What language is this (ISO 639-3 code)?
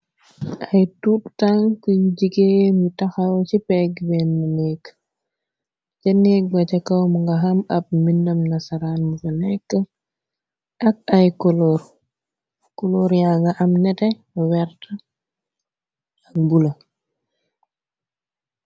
wol